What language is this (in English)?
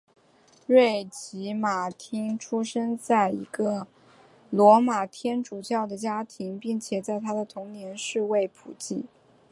Chinese